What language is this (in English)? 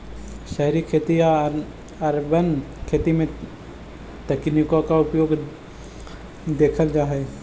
Magahi